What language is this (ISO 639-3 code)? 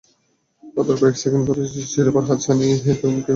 ben